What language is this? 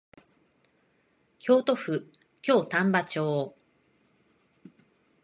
Japanese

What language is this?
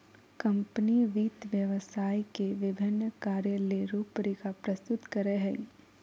Magahi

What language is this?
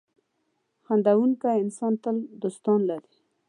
Pashto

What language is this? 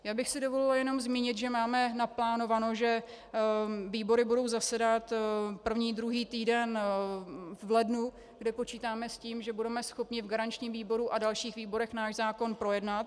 Czech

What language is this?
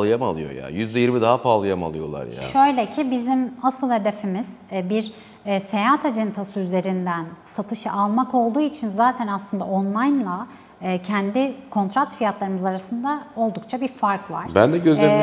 Turkish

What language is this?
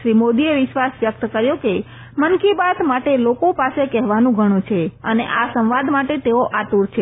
Gujarati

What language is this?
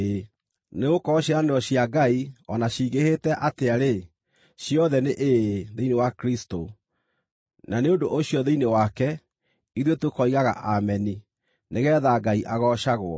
Kikuyu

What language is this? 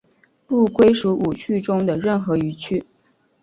Chinese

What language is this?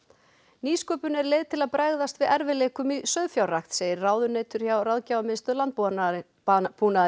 Icelandic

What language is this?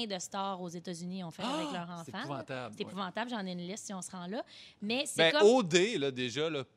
French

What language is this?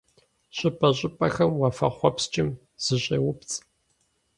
Kabardian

